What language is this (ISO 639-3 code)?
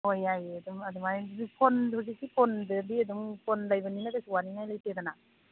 mni